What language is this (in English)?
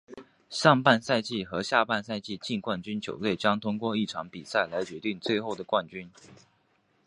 Chinese